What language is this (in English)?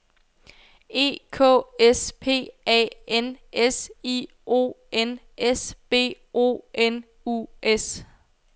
Danish